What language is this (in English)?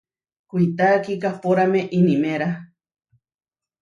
Huarijio